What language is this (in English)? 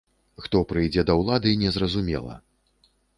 Belarusian